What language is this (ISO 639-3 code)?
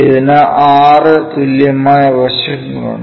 mal